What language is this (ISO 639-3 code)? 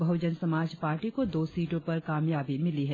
hin